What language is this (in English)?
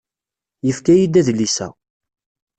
Kabyle